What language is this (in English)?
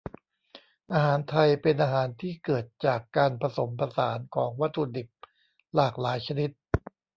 Thai